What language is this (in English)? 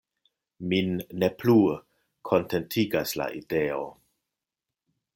Esperanto